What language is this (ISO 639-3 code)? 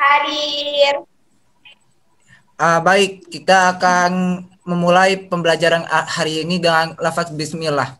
ind